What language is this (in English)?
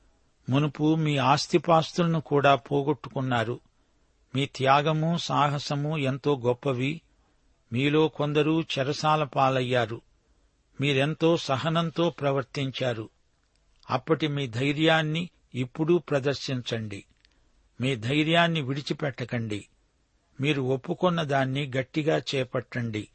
Telugu